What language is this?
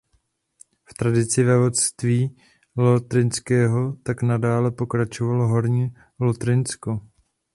Czech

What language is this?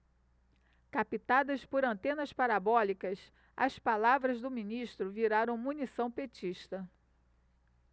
Portuguese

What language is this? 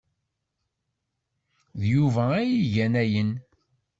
Kabyle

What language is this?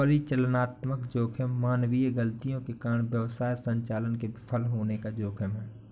Hindi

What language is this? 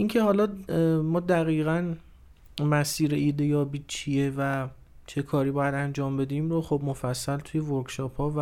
Persian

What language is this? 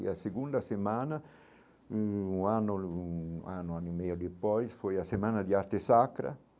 Portuguese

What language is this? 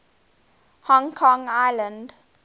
English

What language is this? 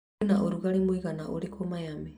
Kikuyu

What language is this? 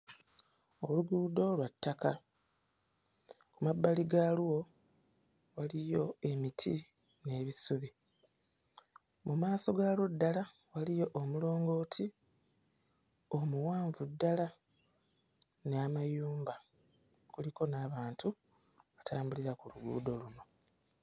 Ganda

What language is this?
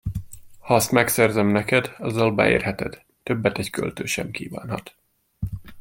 Hungarian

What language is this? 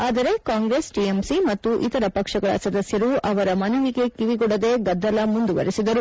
Kannada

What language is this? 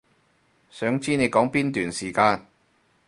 Cantonese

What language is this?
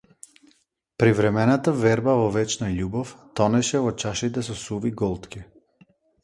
Macedonian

